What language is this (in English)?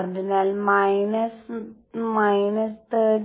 Malayalam